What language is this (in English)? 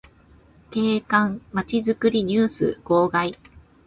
Japanese